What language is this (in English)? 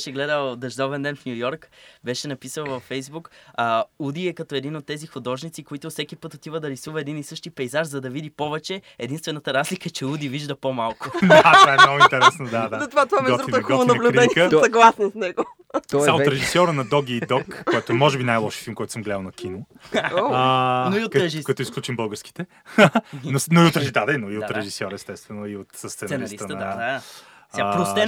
Bulgarian